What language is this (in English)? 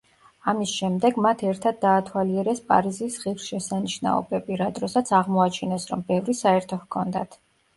Georgian